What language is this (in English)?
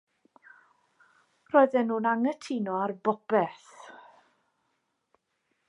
Welsh